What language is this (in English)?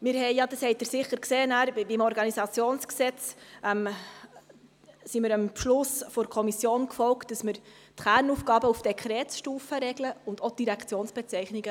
Swiss German